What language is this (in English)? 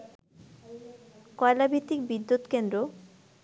Bangla